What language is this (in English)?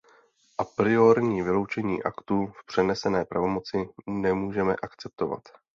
Czech